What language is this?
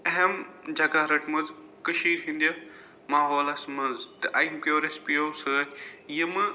Kashmiri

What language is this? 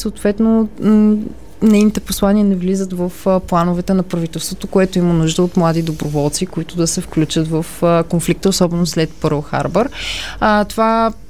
Bulgarian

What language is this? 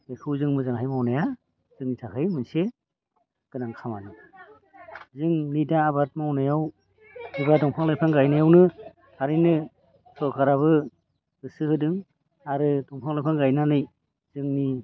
Bodo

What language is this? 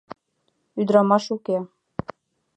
Mari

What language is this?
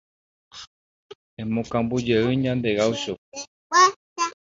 Guarani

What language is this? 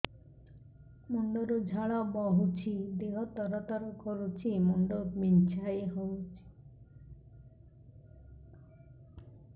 Odia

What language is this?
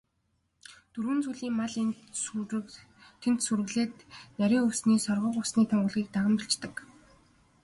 Mongolian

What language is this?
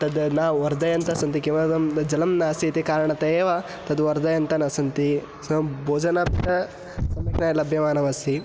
Sanskrit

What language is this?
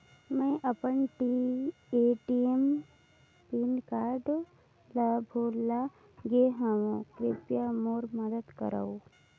Chhattisgarhi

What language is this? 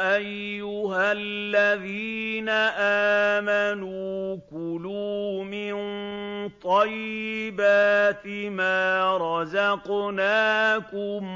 Arabic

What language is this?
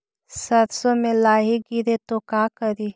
Magahi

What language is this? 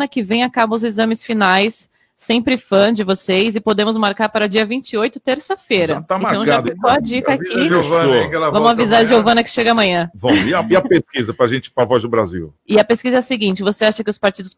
Portuguese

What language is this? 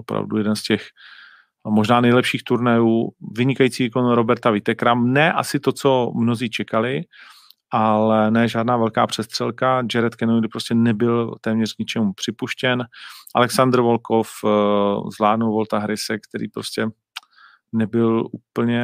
Czech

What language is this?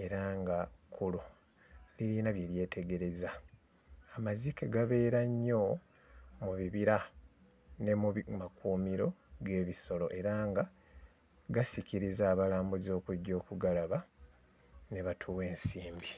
Ganda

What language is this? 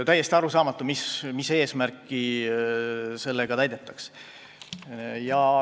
Estonian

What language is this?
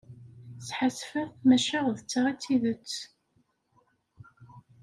Kabyle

